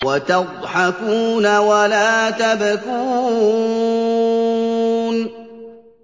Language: Arabic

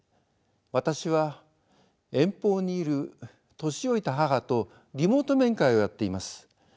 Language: Japanese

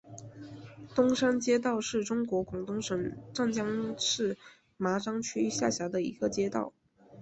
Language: Chinese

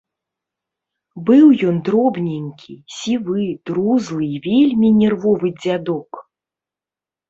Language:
Belarusian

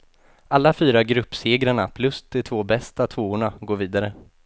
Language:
Swedish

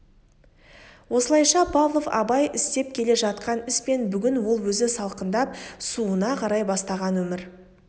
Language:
Kazakh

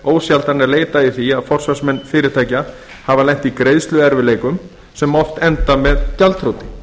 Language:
Icelandic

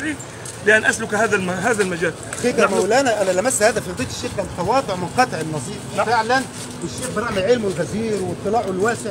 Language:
Arabic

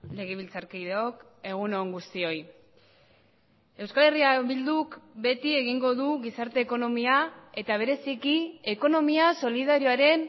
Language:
Basque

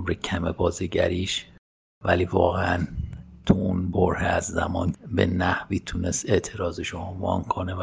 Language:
Persian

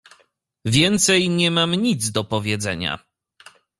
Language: Polish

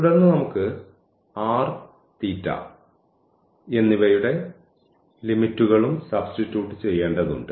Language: Malayalam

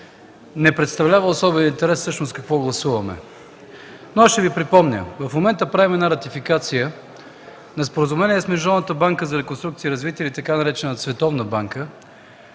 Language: Bulgarian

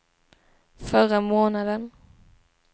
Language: Swedish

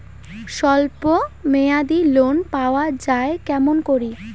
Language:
Bangla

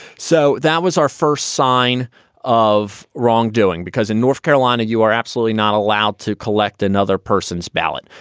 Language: English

